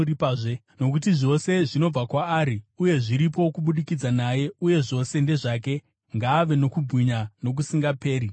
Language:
Shona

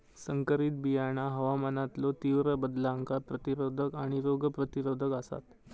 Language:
Marathi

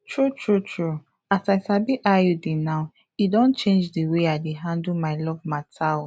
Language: Nigerian Pidgin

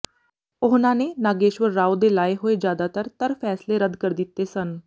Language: Punjabi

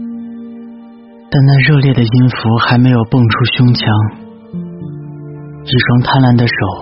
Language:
Chinese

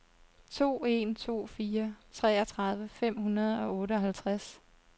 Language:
Danish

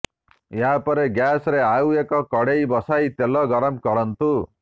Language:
Odia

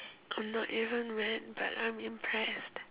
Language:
English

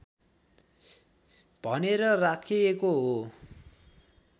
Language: Nepali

